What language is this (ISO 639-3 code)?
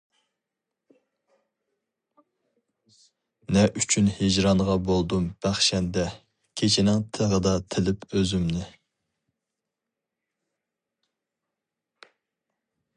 uig